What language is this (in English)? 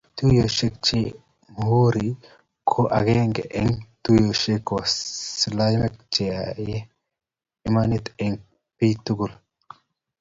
Kalenjin